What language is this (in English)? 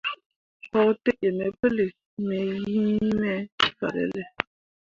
Mundang